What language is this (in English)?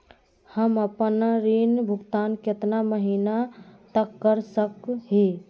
Magahi